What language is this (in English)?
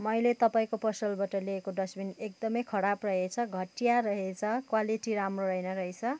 Nepali